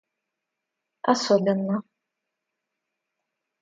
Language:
Russian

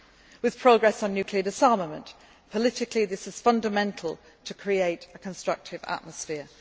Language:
English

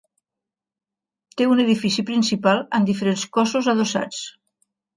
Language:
Catalan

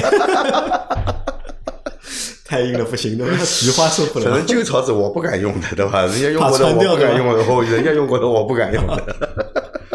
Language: Chinese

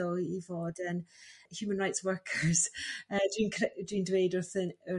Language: Welsh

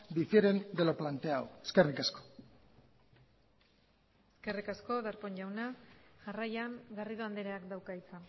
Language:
Basque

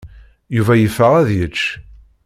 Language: Kabyle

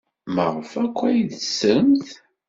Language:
Kabyle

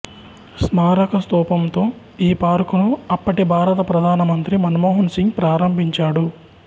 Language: Telugu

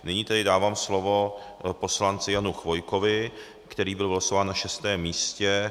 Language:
Czech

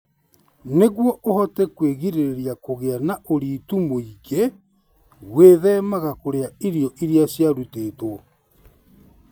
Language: Kikuyu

